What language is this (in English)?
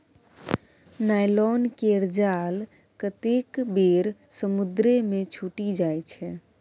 Maithili